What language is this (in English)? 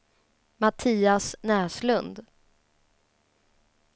Swedish